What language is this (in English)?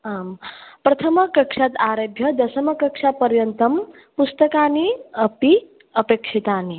Sanskrit